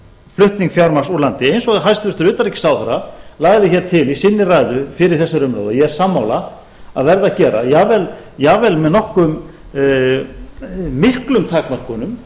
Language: Icelandic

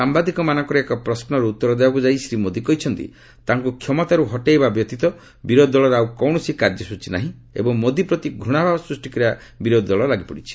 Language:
Odia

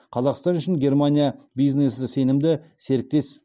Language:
Kazakh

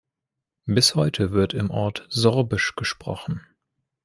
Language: German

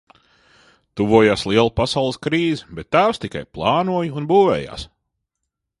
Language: Latvian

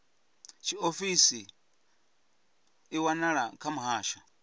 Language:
Venda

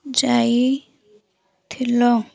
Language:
Odia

